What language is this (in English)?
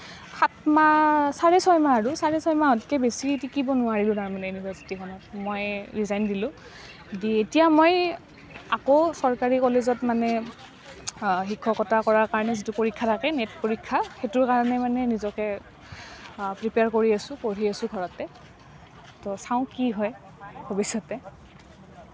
Assamese